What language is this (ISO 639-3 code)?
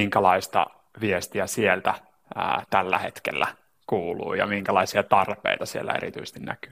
fin